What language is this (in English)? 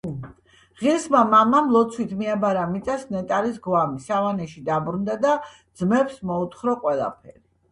Georgian